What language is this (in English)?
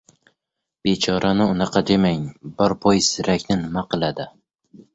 Uzbek